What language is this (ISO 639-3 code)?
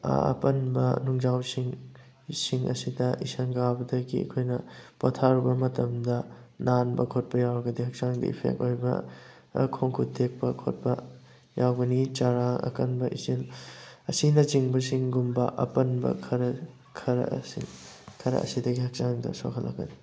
mni